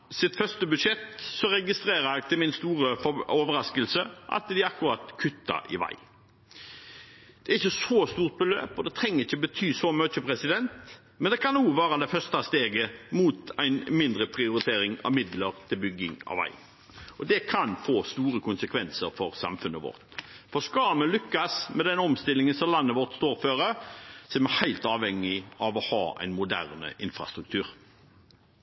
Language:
Norwegian Bokmål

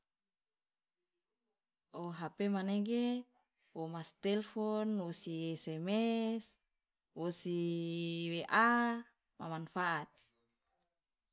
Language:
Loloda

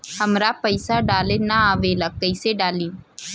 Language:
Bhojpuri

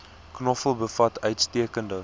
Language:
Afrikaans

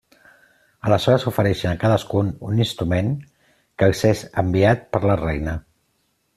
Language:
Catalan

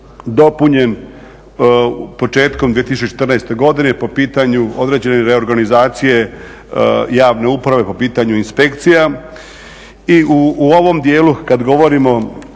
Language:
Croatian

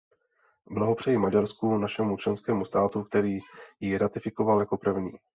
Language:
Czech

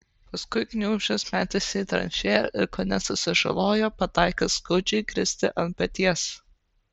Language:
Lithuanian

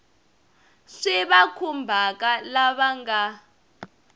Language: Tsonga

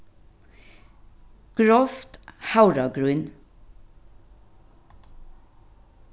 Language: Faroese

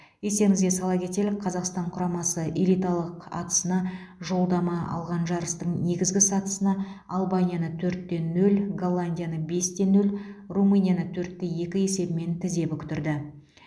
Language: Kazakh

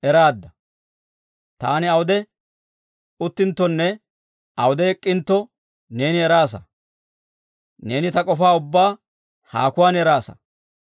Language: Dawro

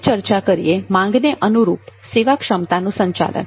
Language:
Gujarati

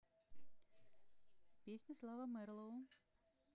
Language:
Russian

